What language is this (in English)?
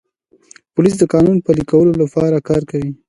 Pashto